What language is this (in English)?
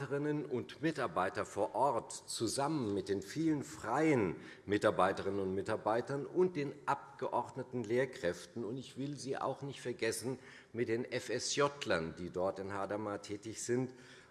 German